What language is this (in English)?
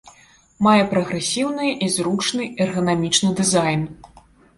Belarusian